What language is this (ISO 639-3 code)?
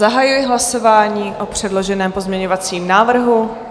ces